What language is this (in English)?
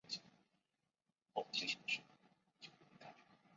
Chinese